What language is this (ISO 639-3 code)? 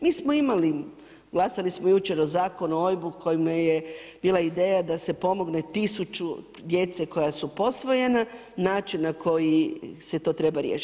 hrv